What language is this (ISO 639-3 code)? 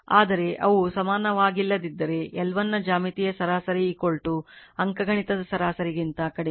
kan